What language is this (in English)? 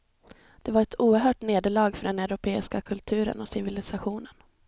Swedish